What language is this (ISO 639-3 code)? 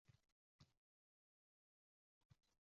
uzb